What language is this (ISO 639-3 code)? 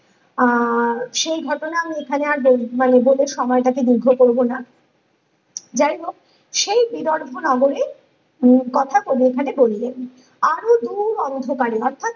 ben